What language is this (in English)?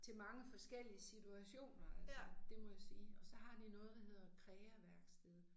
Danish